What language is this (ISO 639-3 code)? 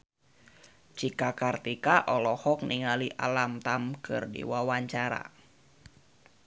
sun